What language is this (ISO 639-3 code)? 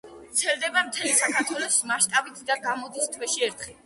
kat